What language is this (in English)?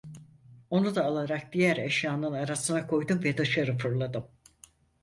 Turkish